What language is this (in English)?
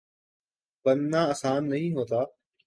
Urdu